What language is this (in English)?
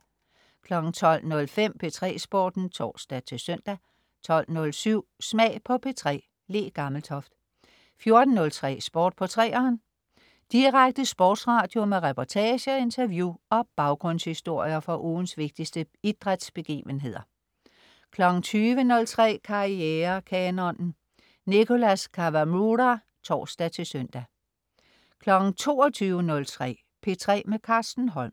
Danish